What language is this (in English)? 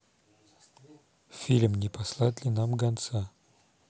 Russian